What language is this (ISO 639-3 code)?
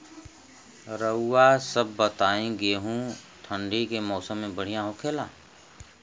bho